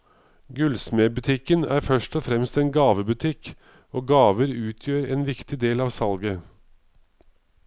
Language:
Norwegian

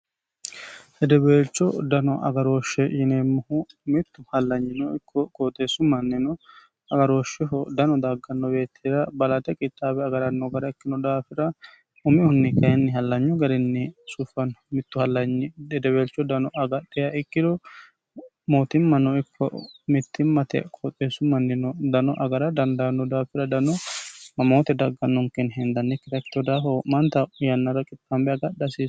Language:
Sidamo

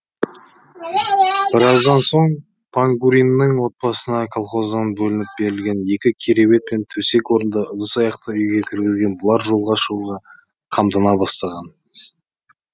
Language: Kazakh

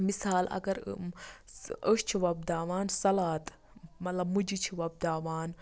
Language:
Kashmiri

